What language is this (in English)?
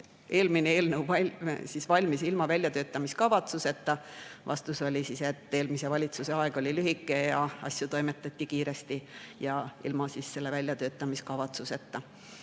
Estonian